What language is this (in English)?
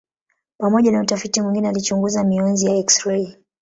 Swahili